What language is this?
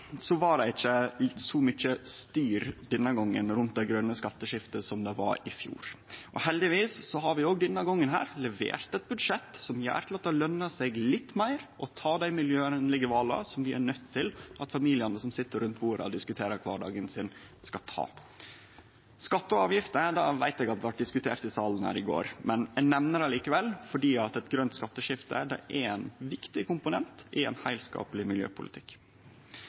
Norwegian Nynorsk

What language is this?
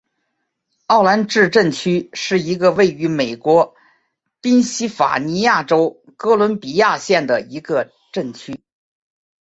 Chinese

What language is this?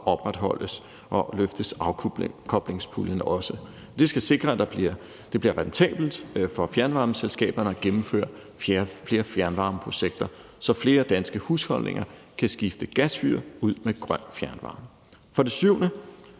Danish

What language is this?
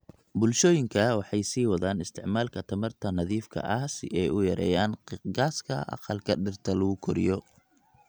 Somali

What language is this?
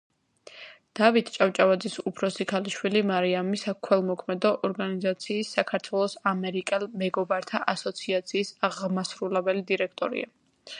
Georgian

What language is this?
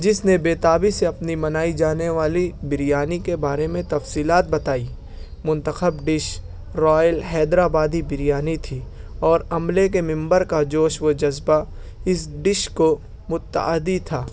Urdu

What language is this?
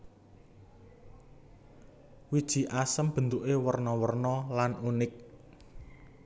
Javanese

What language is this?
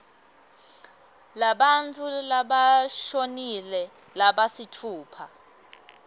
Swati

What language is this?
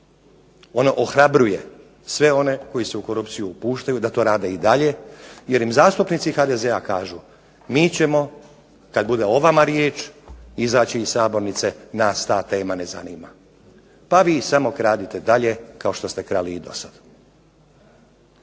Croatian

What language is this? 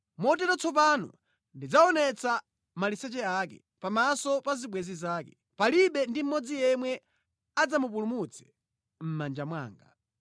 Nyanja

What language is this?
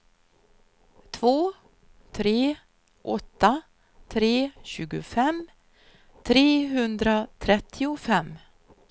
Swedish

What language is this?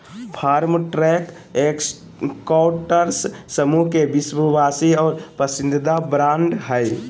Magahi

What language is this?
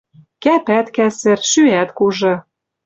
Western Mari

